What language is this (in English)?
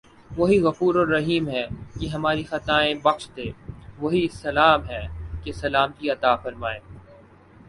Urdu